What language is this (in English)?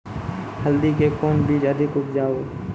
Maithili